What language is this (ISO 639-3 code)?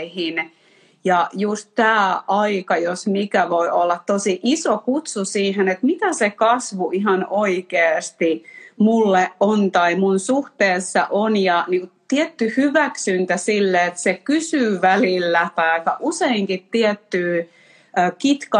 fin